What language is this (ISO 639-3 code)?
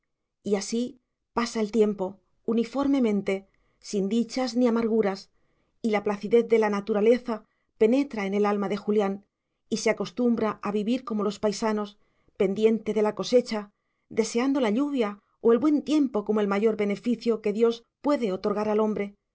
spa